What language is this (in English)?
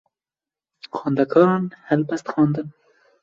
Kurdish